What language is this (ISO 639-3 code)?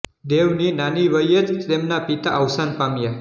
guj